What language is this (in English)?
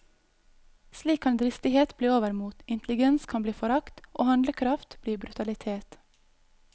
Norwegian